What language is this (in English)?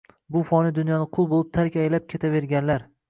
Uzbek